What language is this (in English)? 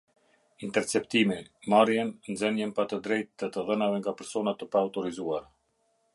Albanian